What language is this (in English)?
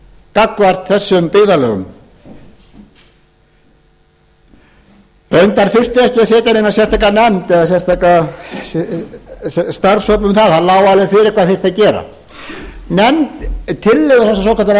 Icelandic